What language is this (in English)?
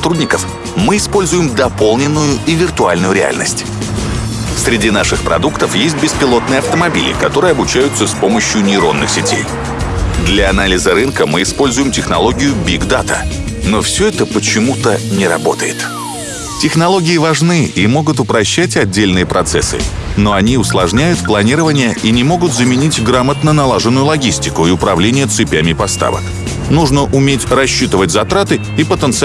Russian